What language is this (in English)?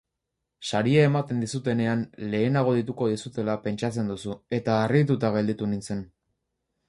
Basque